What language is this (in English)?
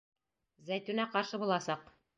Bashkir